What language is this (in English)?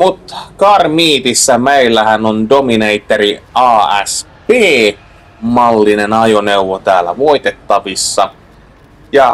Finnish